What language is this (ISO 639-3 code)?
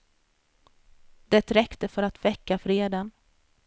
swe